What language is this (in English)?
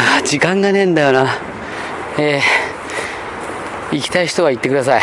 Japanese